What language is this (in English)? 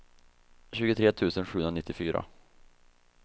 Swedish